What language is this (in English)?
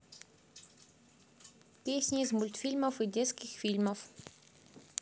Russian